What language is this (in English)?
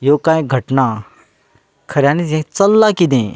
Konkani